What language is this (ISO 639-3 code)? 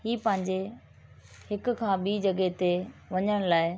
snd